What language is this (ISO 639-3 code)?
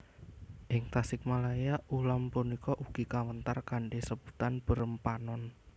jav